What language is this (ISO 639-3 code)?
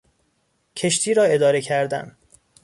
fas